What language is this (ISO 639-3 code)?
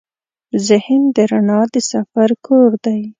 pus